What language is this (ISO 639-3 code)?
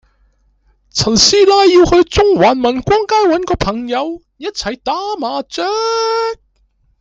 yue